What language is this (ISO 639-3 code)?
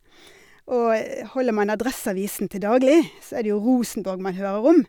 nor